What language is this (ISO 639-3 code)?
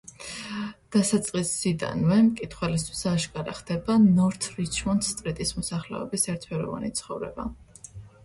kat